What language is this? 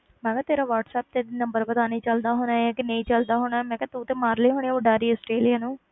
Punjabi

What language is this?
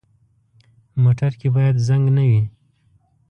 Pashto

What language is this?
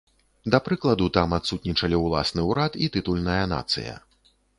Belarusian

